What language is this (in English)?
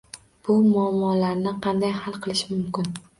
Uzbek